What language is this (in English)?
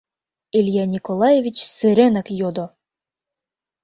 Mari